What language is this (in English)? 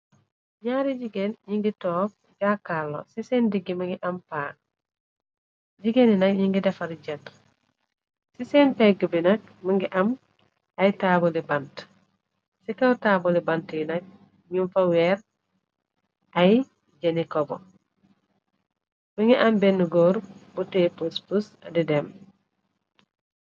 Wolof